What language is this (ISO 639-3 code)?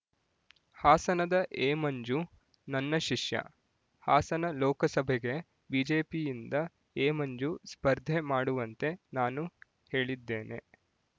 kan